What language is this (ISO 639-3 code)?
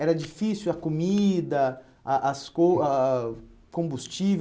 por